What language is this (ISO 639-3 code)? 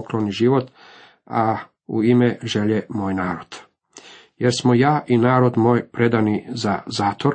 hrv